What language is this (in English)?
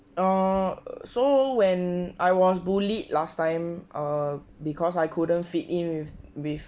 English